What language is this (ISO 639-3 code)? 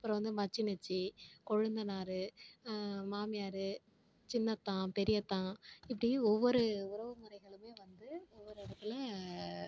tam